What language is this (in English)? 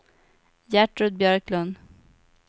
Swedish